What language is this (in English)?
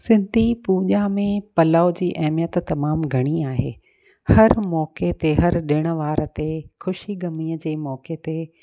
Sindhi